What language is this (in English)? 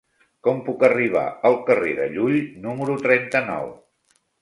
Catalan